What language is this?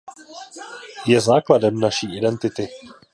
Czech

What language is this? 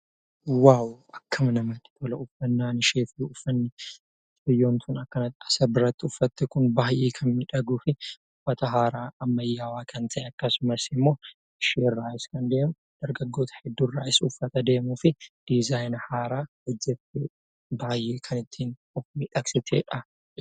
Oromo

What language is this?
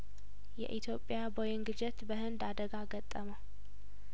Amharic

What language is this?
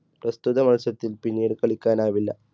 Malayalam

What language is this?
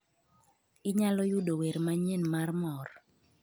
Luo (Kenya and Tanzania)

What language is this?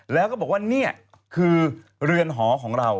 Thai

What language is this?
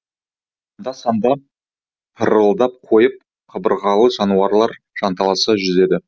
Kazakh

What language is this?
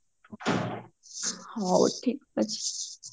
Odia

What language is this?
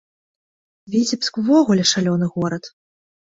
Belarusian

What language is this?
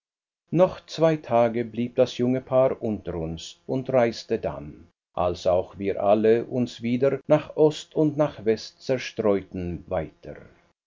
German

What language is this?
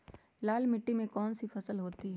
Magahi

